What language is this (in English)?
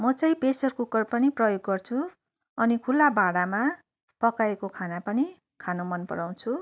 Nepali